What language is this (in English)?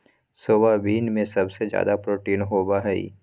Magahi